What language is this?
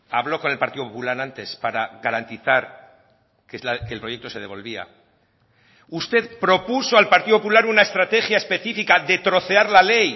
Spanish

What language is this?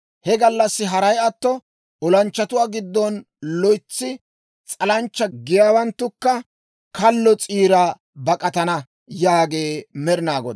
Dawro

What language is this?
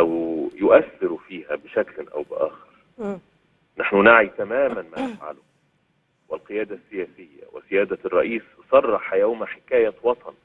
Arabic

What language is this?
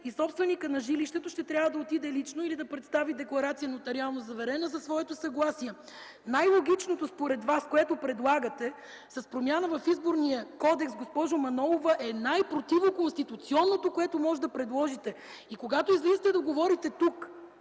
Bulgarian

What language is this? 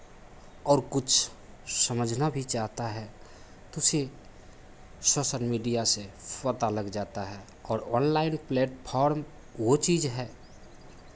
Hindi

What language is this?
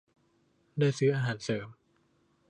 Thai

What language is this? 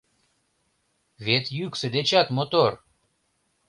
Mari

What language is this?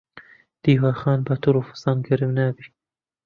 Central Kurdish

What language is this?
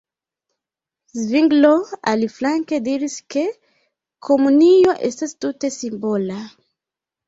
Esperanto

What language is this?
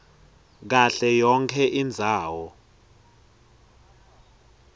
Swati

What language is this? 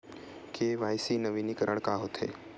Chhattisgarhi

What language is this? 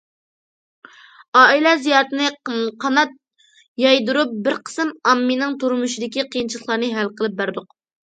Uyghur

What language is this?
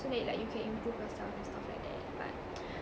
English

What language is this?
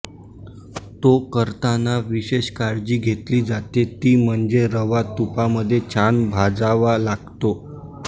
Marathi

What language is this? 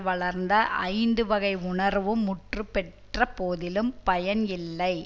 Tamil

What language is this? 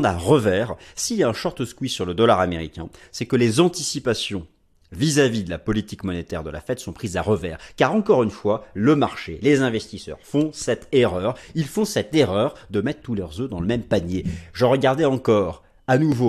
French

